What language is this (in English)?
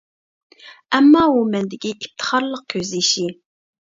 Uyghur